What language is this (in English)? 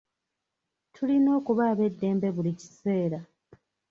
Ganda